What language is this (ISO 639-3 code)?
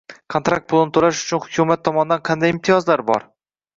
uzb